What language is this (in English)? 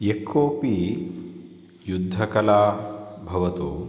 Sanskrit